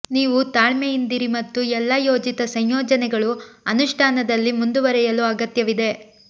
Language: Kannada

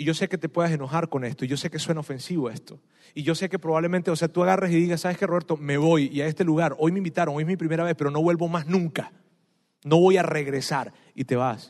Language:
Spanish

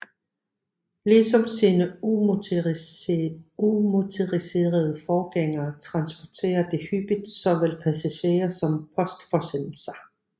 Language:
Danish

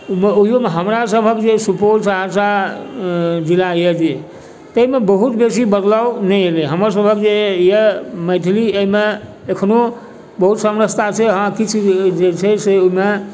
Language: Maithili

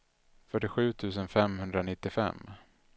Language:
Swedish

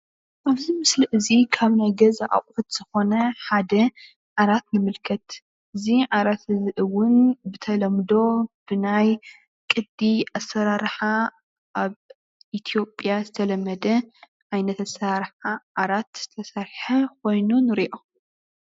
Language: Tigrinya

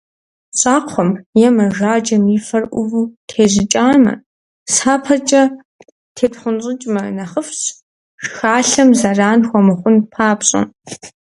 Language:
Kabardian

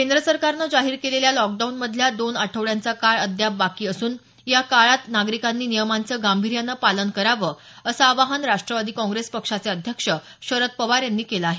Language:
Marathi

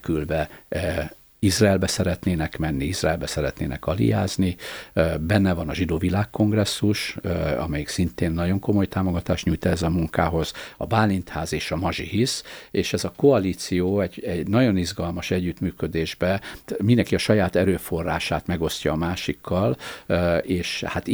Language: Hungarian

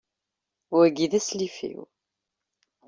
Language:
Kabyle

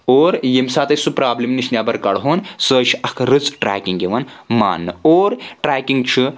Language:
Kashmiri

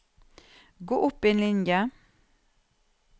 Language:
Norwegian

